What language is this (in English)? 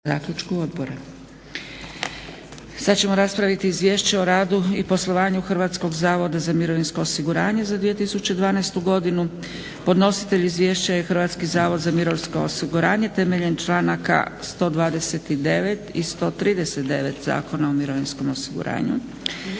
Croatian